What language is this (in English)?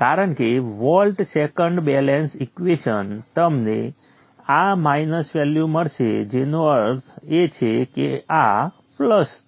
Gujarati